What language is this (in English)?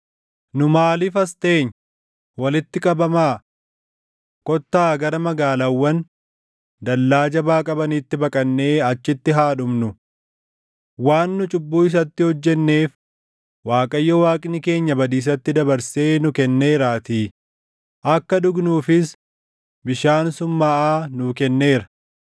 Oromo